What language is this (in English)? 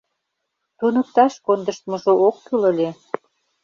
Mari